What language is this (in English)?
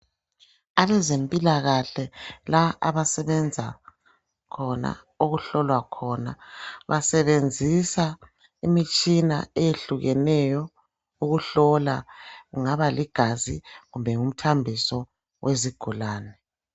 North Ndebele